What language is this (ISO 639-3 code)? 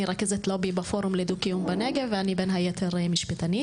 heb